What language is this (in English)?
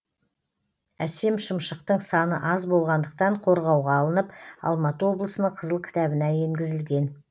Kazakh